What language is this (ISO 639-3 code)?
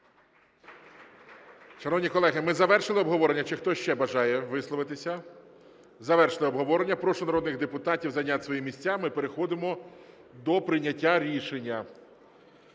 ukr